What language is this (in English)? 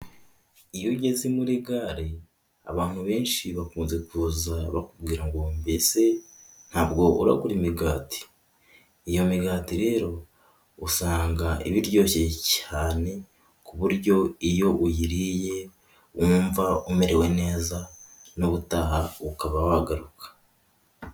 Kinyarwanda